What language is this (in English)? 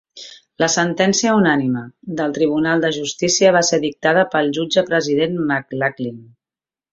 Catalan